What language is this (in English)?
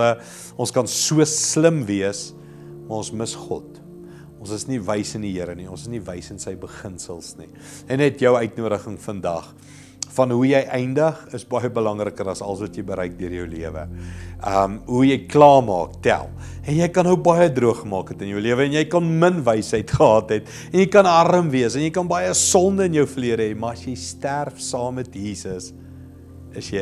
Dutch